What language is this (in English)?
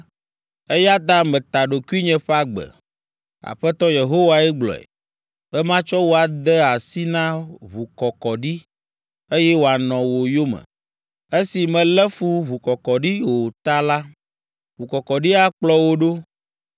Ewe